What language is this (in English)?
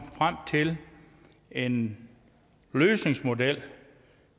Danish